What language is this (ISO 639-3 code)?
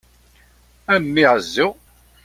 kab